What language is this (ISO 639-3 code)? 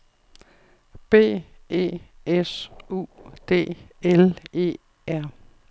dan